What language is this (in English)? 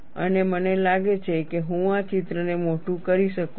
Gujarati